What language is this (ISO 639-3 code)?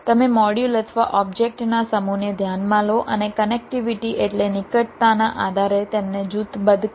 guj